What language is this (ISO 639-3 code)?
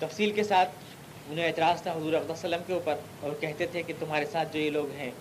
urd